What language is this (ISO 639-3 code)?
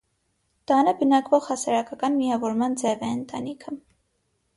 hye